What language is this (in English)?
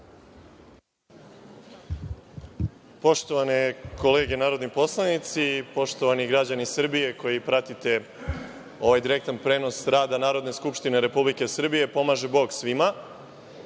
Serbian